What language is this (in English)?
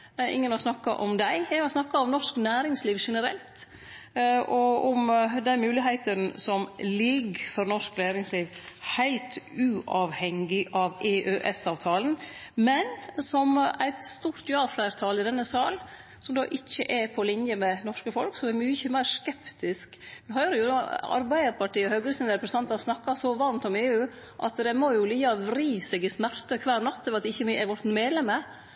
Norwegian Nynorsk